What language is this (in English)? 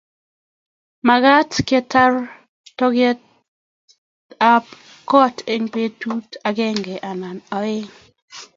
Kalenjin